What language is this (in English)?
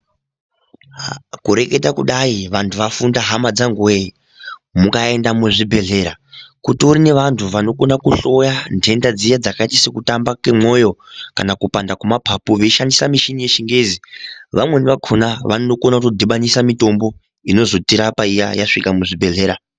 Ndau